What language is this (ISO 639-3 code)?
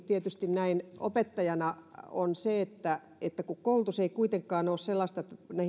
fin